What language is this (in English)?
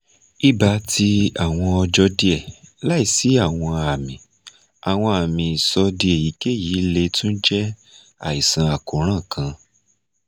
Yoruba